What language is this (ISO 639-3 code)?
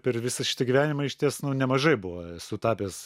lit